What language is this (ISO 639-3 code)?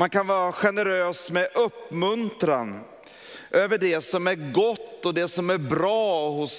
swe